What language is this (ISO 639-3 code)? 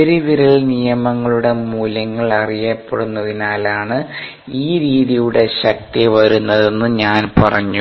mal